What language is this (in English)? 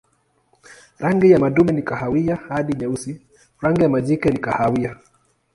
Swahili